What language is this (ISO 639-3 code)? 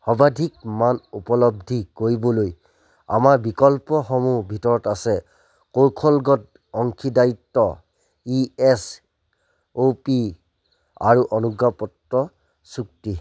asm